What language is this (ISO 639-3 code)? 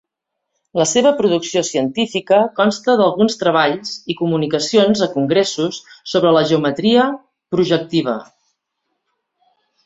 cat